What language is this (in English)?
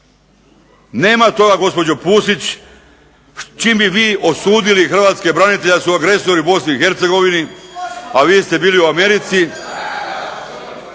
Croatian